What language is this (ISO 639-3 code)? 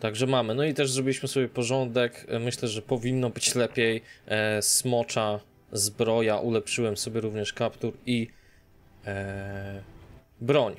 pol